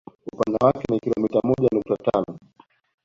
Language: Swahili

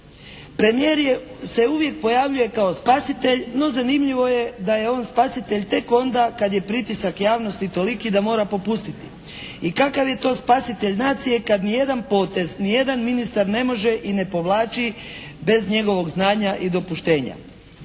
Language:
Croatian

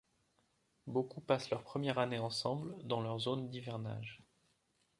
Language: French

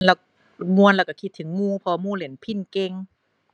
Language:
Thai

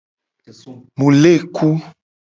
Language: Gen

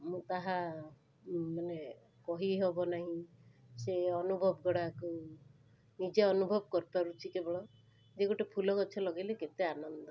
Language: Odia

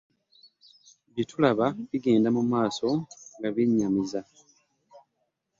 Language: Ganda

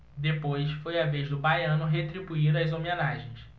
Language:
Portuguese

